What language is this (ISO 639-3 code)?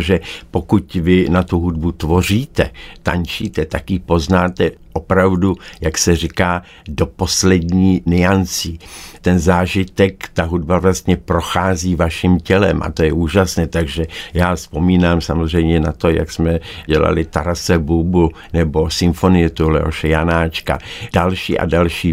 ces